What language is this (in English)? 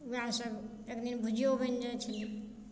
Maithili